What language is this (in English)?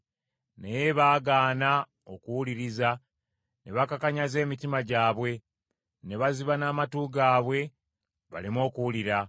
Ganda